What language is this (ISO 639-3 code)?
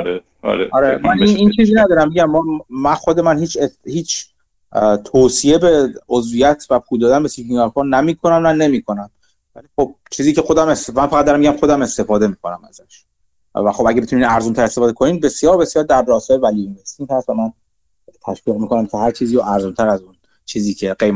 fas